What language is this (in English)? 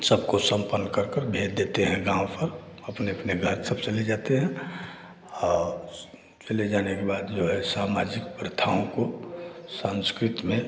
Hindi